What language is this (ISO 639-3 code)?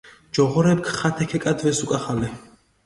xmf